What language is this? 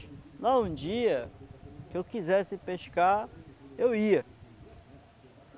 Portuguese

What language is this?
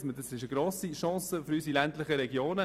Swiss German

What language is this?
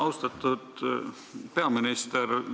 Estonian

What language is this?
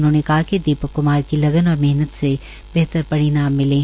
Hindi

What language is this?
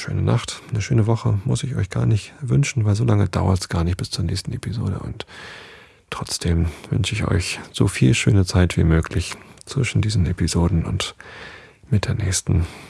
German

